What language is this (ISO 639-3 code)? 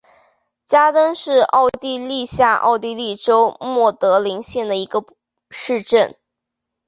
zho